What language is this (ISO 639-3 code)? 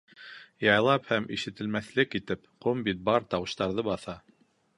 bak